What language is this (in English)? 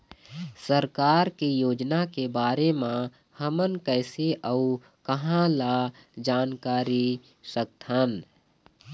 Chhattisgarhi